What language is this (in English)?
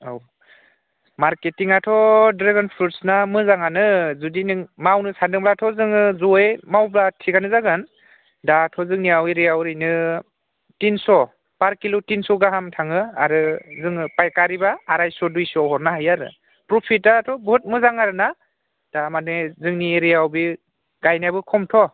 Bodo